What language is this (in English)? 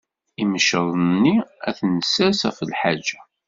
Kabyle